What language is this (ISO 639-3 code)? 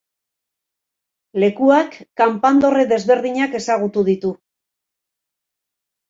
eus